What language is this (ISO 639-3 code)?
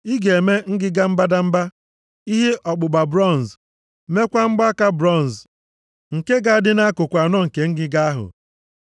ibo